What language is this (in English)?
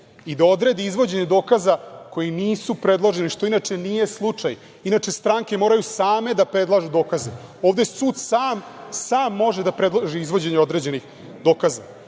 Serbian